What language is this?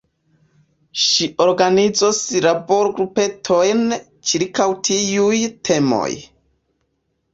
Esperanto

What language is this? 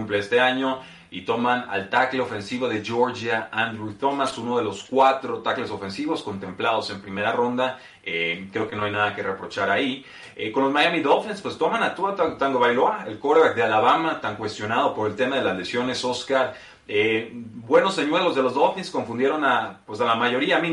Spanish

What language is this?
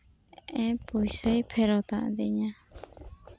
Santali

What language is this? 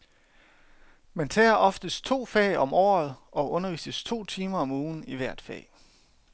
Danish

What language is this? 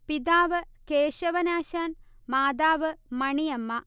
Malayalam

